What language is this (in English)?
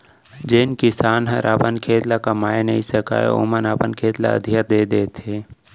Chhattisgarhi